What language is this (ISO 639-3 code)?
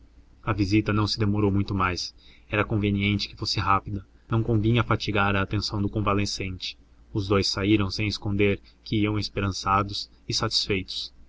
por